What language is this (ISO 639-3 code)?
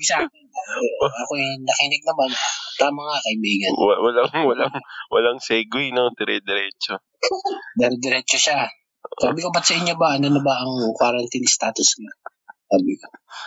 fil